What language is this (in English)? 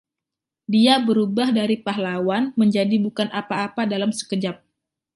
Indonesian